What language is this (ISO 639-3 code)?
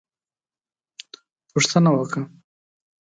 pus